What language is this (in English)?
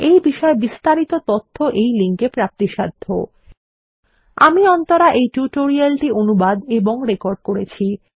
Bangla